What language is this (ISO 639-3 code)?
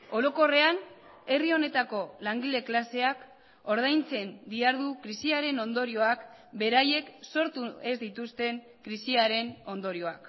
eus